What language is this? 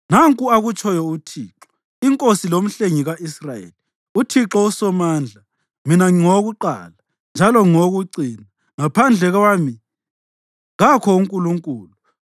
North Ndebele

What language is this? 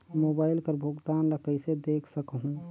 Chhattisgarhi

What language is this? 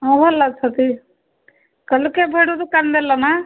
Odia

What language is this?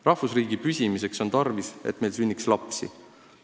Estonian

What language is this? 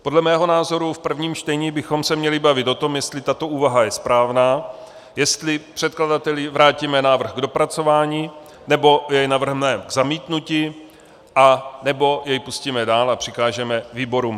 Czech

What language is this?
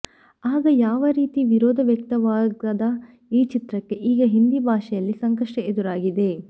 Kannada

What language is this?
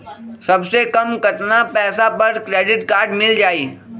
Magahi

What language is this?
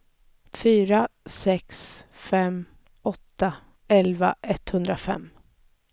Swedish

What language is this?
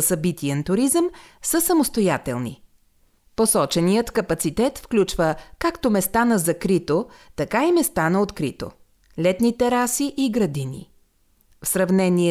Bulgarian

